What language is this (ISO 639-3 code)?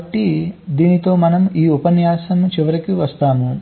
tel